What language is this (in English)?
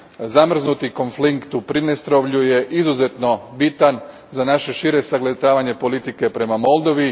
Croatian